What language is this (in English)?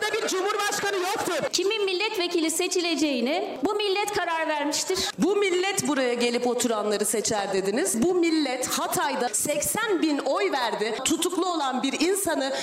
Turkish